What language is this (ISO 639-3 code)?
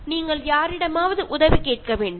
mal